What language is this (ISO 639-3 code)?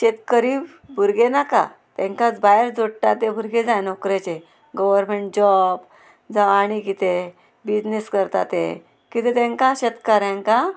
kok